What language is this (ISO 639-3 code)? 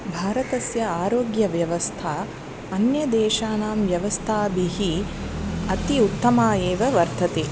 san